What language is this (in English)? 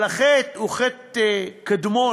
Hebrew